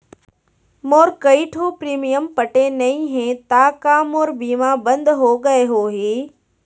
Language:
Chhattisgarhi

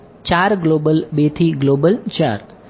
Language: Gujarati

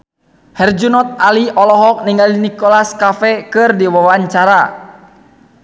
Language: Sundanese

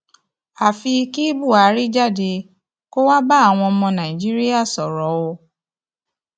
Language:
Yoruba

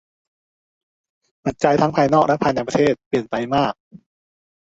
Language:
Thai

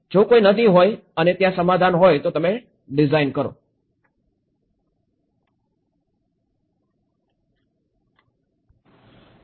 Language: Gujarati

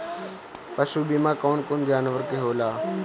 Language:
Bhojpuri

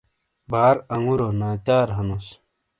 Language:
Shina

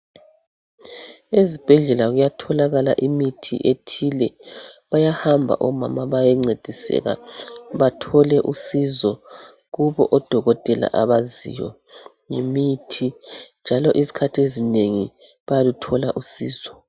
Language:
North Ndebele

